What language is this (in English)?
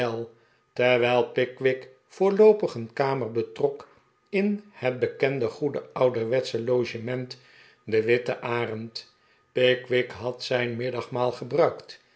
Dutch